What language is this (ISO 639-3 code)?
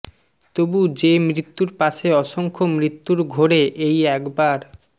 ben